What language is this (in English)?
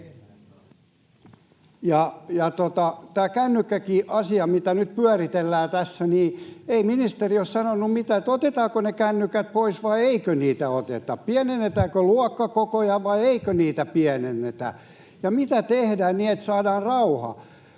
Finnish